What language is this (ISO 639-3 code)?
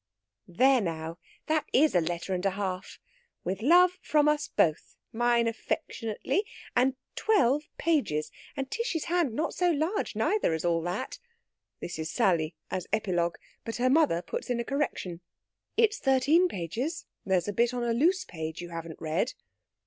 eng